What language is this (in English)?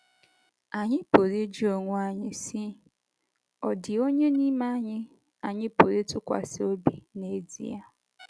Igbo